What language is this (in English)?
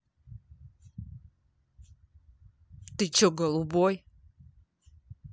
Russian